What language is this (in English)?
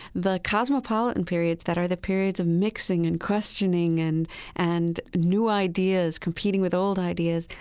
English